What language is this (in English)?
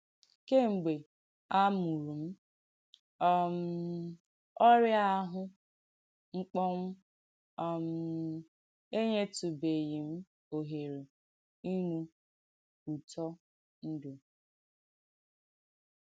Igbo